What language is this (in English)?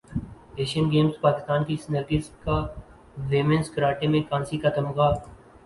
Urdu